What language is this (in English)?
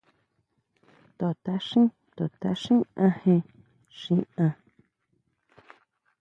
Huautla Mazatec